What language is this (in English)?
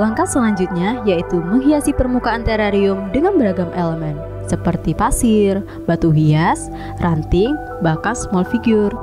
Indonesian